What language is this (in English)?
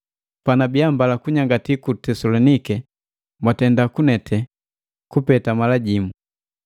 Matengo